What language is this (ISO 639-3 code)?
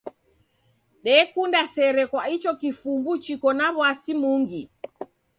dav